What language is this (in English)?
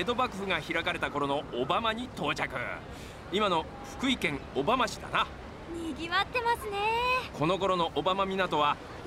Japanese